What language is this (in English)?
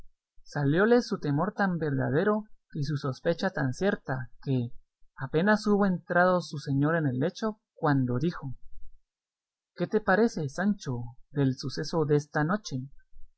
Spanish